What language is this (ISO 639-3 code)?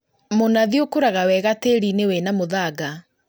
kik